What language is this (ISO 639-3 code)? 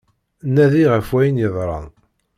kab